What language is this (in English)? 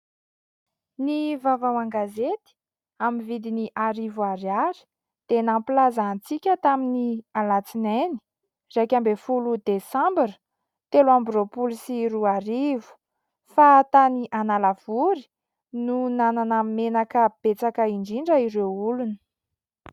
Malagasy